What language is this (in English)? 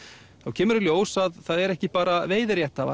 Icelandic